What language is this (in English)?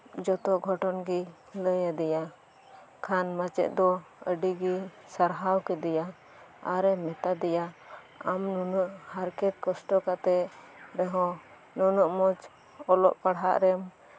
Santali